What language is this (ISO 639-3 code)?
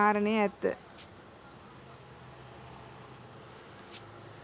sin